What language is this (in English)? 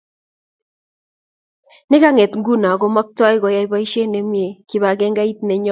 Kalenjin